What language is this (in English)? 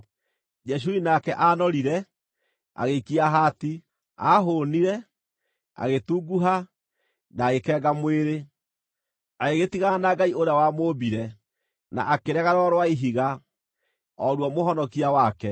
Kikuyu